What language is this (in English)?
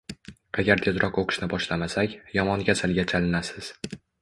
Uzbek